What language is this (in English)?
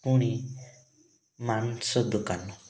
Odia